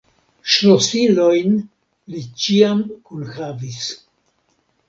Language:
Esperanto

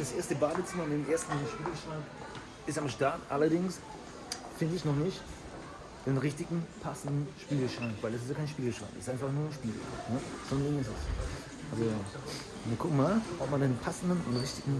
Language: German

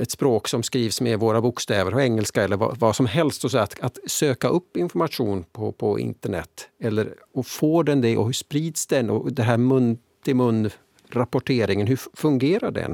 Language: Swedish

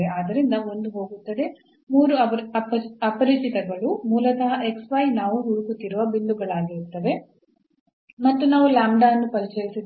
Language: Kannada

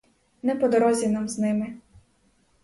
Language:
Ukrainian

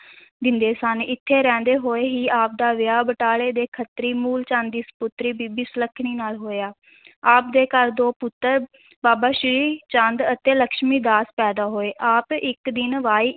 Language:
Punjabi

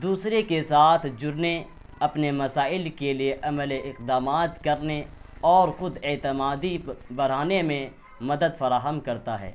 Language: Urdu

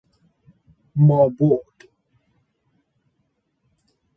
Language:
Persian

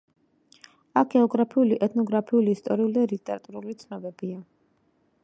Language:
Georgian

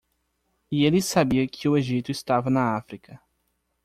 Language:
Portuguese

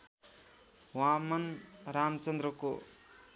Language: Nepali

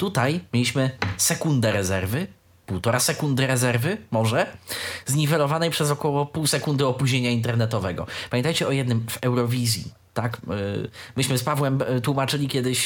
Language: Polish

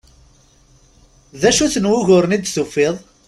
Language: Kabyle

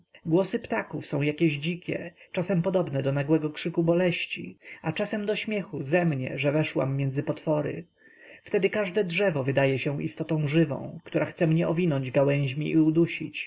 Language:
Polish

